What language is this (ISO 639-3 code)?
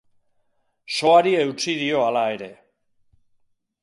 eus